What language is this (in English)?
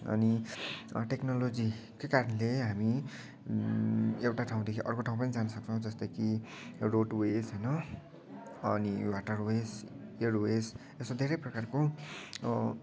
Nepali